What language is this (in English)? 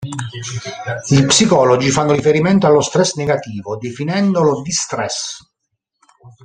Italian